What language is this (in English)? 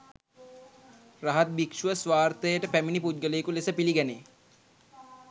Sinhala